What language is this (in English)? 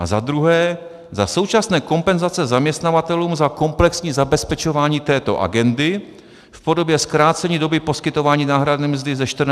Czech